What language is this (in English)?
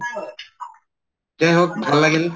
Assamese